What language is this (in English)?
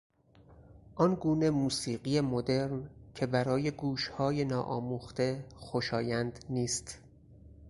Persian